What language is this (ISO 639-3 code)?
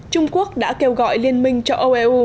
vie